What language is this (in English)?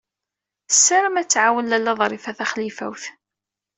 Kabyle